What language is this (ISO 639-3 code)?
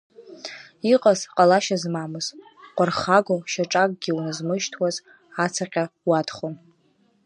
abk